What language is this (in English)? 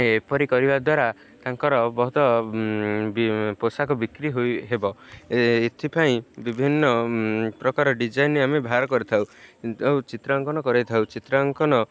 Odia